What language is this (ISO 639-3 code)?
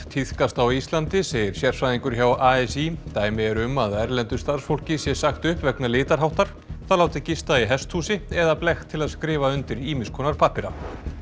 isl